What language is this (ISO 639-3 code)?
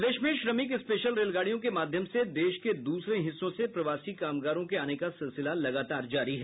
hin